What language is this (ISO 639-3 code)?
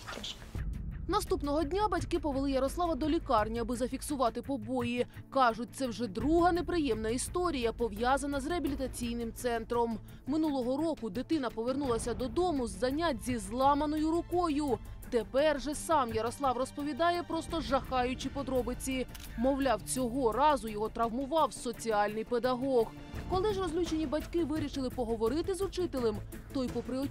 ukr